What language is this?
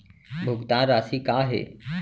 Chhattisgarhi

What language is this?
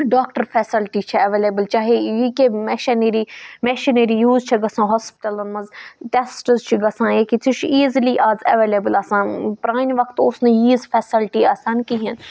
Kashmiri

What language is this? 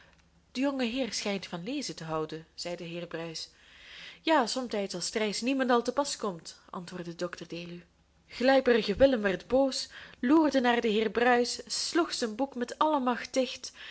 Dutch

